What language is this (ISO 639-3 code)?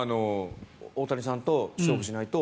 jpn